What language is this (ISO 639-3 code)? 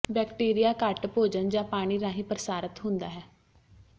pan